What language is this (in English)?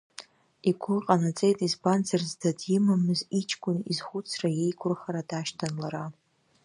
Abkhazian